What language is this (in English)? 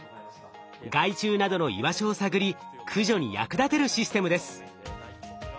Japanese